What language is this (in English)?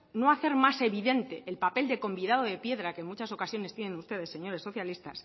Spanish